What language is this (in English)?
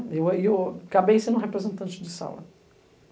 Portuguese